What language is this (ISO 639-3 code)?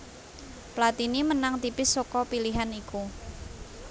jav